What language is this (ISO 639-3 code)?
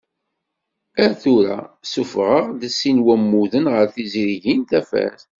kab